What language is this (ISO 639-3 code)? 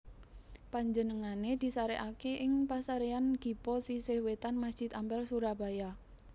jav